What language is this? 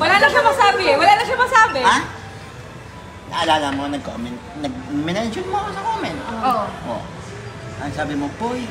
Filipino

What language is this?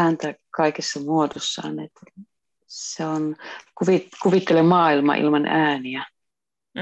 Finnish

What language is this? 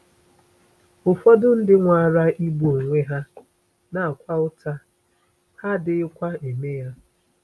Igbo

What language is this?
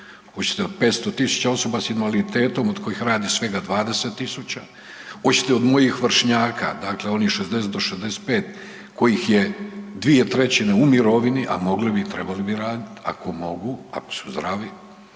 Croatian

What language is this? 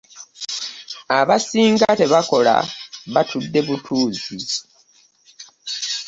Ganda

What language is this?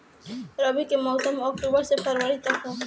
Bhojpuri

